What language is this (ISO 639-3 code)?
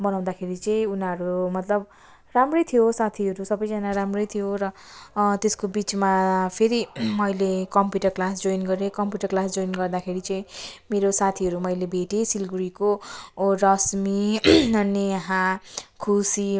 nep